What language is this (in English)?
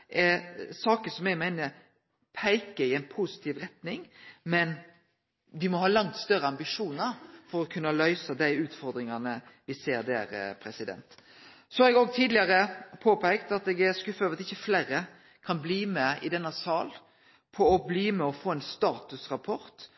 Norwegian Nynorsk